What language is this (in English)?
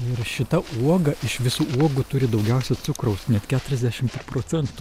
Lithuanian